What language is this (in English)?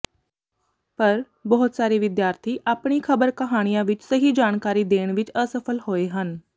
Punjabi